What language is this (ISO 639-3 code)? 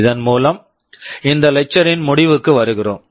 tam